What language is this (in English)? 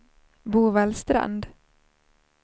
Swedish